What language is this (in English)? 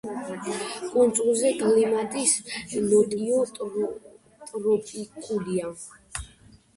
Georgian